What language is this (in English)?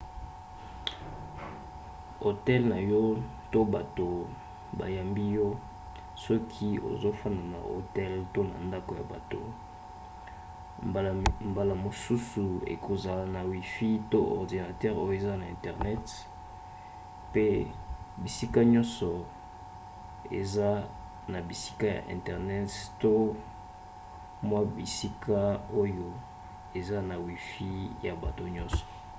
Lingala